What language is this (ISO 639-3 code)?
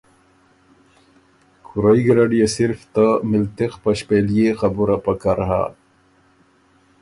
oru